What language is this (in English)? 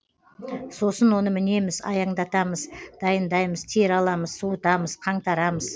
Kazakh